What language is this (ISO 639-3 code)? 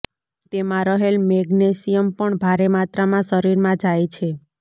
guj